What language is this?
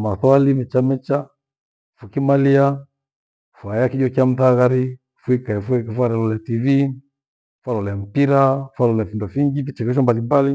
Gweno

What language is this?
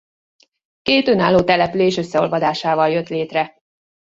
Hungarian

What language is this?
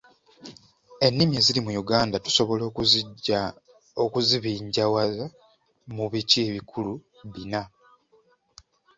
Ganda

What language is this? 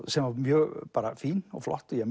Icelandic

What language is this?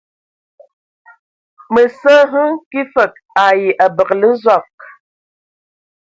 Ewondo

